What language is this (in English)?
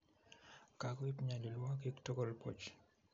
Kalenjin